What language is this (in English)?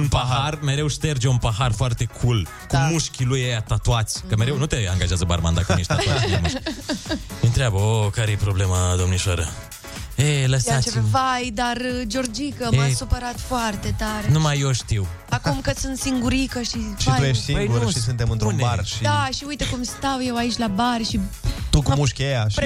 Romanian